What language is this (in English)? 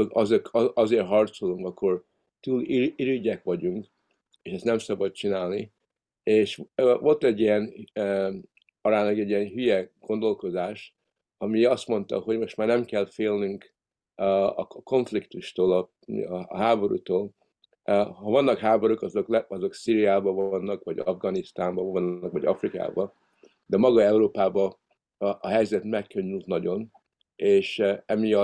Hungarian